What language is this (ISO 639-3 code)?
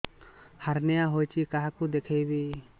ori